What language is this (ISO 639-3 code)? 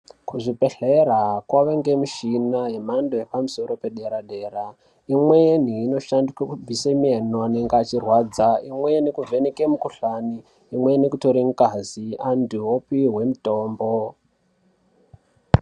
ndc